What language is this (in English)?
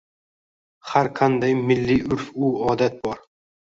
Uzbek